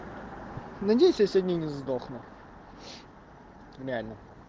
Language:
Russian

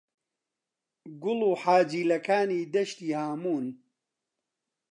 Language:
Central Kurdish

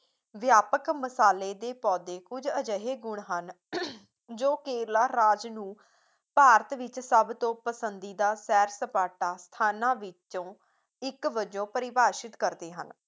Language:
Punjabi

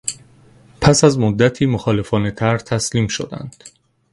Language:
Persian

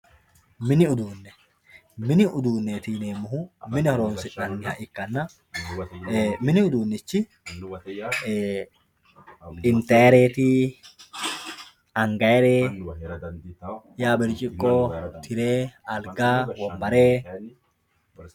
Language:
Sidamo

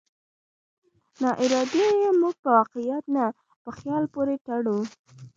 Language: Pashto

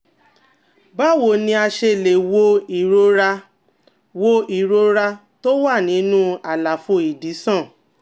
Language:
Yoruba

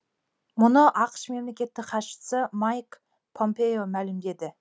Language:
Kazakh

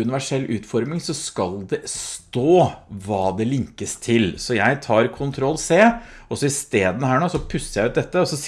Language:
Norwegian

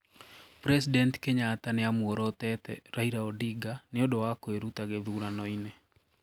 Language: Kikuyu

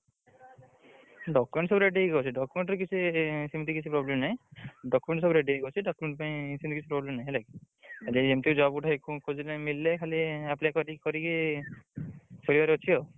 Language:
Odia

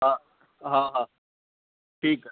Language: Sindhi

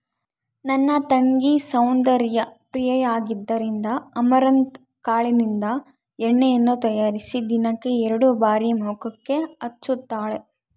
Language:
Kannada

